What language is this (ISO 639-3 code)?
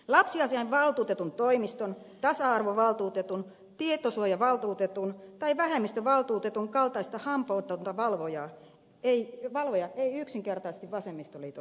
fin